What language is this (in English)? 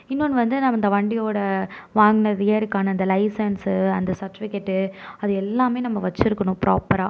Tamil